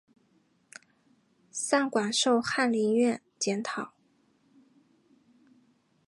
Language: Chinese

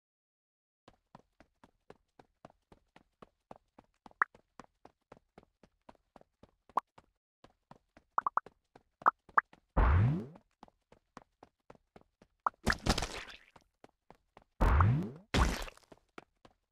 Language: English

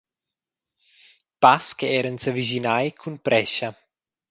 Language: Romansh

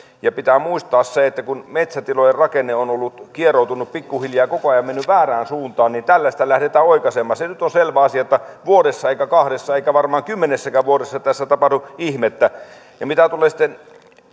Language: Finnish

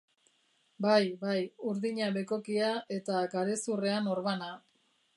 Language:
Basque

